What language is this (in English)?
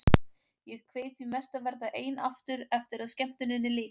Icelandic